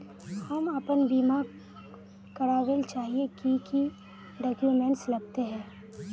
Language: Magahi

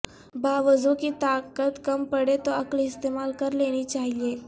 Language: Urdu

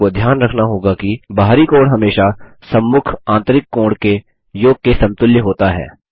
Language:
Hindi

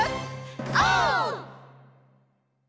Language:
Japanese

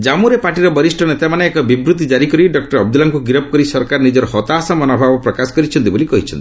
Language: Odia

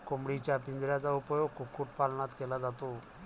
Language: Marathi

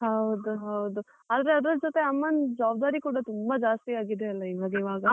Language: Kannada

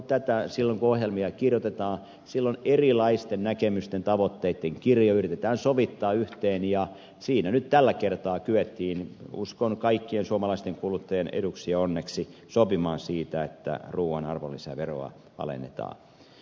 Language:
Finnish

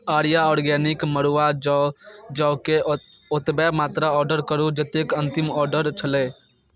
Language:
Maithili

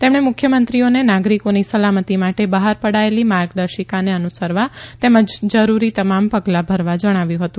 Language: Gujarati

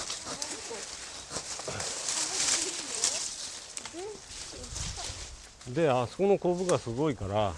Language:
Japanese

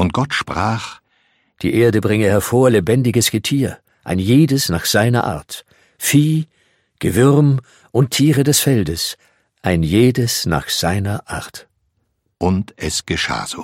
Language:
German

